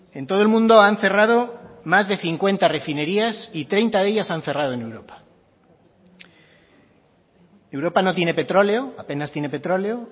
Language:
Spanish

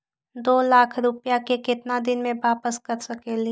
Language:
Magahi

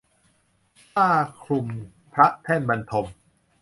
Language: Thai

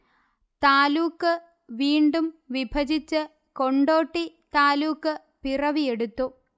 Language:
Malayalam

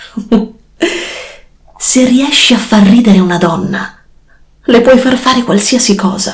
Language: Italian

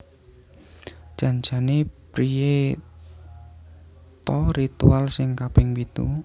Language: Javanese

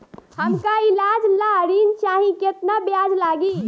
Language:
Bhojpuri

